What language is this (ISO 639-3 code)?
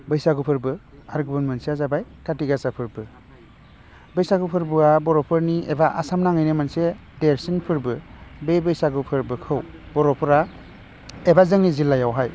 brx